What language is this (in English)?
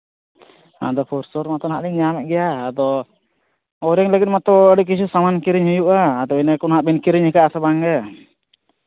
Santali